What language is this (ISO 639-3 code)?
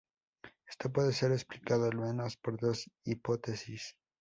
spa